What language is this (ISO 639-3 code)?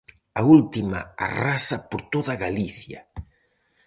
glg